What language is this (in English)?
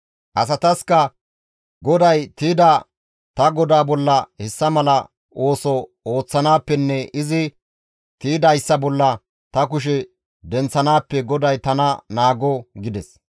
Gamo